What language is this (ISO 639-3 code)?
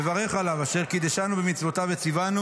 heb